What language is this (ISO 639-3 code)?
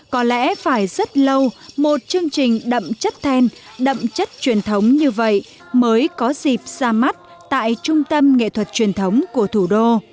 vie